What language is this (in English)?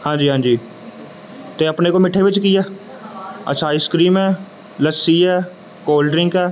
Punjabi